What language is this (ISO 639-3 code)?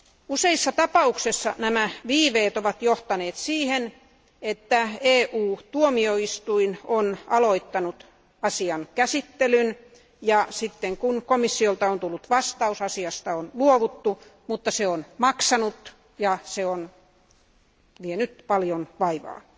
fin